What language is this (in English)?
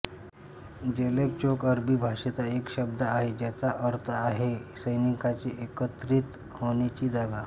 Marathi